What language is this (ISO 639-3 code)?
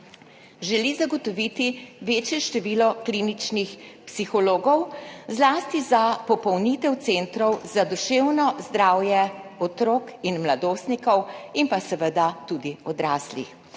slv